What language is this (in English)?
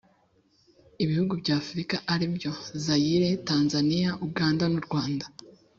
Kinyarwanda